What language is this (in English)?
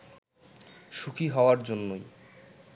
Bangla